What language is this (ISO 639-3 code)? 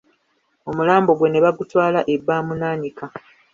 lug